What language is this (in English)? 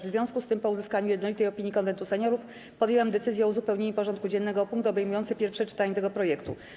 Polish